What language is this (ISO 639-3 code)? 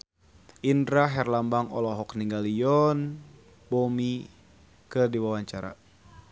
sun